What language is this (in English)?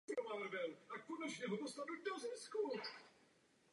Czech